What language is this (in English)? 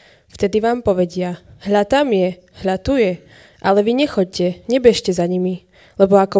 Slovak